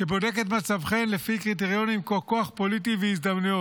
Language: Hebrew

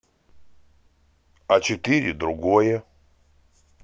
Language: Russian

